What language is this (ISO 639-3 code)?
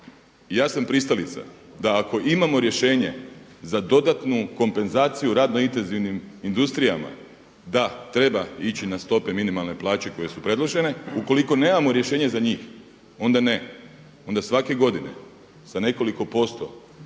hrv